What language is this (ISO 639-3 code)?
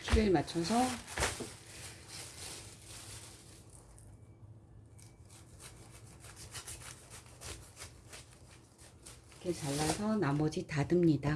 kor